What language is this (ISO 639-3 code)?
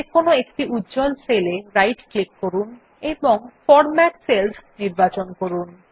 ben